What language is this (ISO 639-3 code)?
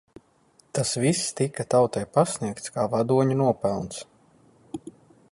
lav